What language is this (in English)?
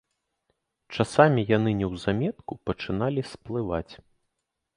Belarusian